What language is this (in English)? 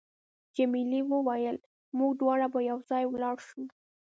Pashto